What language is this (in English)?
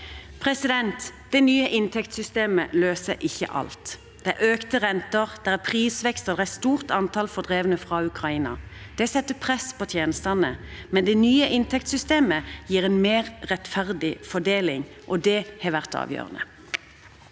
Norwegian